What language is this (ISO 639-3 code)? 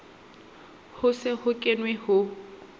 sot